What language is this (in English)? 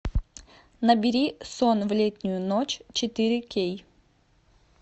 Russian